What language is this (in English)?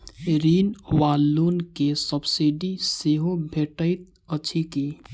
Maithili